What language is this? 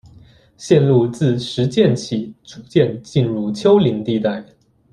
Chinese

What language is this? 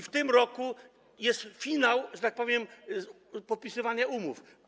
Polish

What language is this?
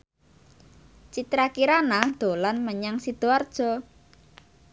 Javanese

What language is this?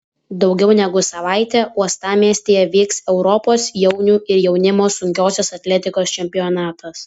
Lithuanian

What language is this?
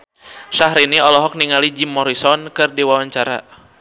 Sundanese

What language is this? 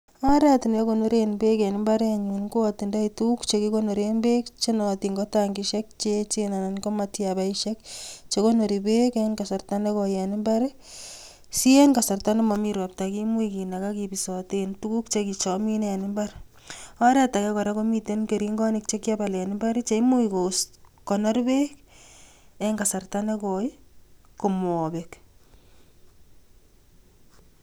Kalenjin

